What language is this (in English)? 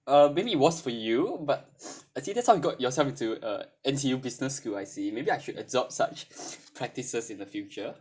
English